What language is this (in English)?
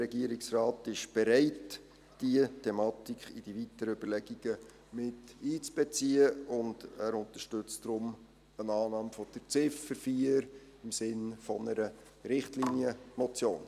Swiss German